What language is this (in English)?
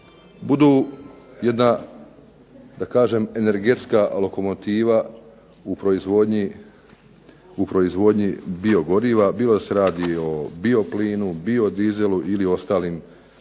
Croatian